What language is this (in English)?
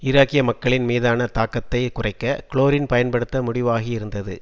Tamil